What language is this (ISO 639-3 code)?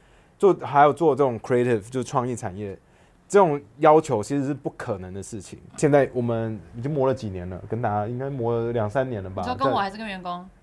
zho